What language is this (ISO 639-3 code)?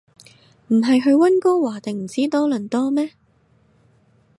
yue